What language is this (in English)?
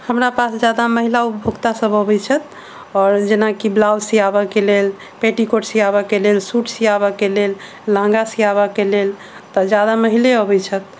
Maithili